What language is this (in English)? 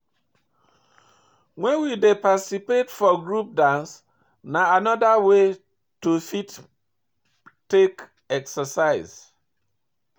Nigerian Pidgin